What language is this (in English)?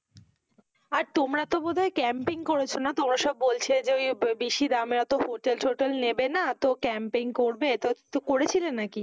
Bangla